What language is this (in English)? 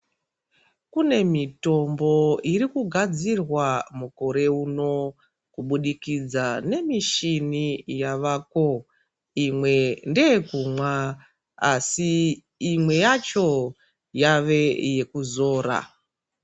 Ndau